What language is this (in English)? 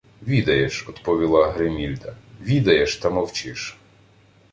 Ukrainian